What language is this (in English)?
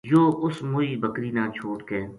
Gujari